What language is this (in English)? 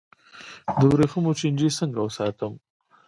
Pashto